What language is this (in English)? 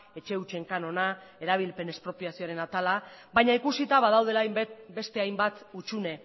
Basque